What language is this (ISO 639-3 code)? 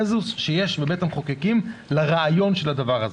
heb